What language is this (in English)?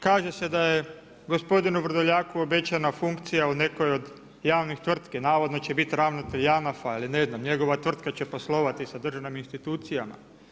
Croatian